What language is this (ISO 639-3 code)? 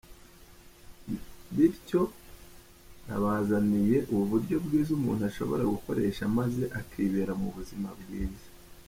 kin